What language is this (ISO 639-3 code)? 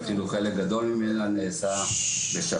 heb